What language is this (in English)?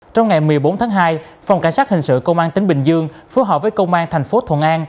Vietnamese